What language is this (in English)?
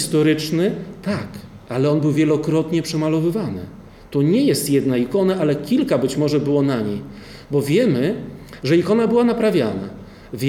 Polish